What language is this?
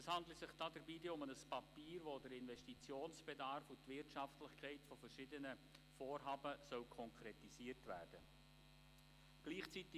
Swiss German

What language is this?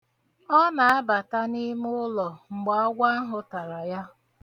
Igbo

